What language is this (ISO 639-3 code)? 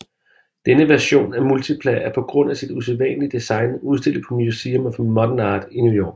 dan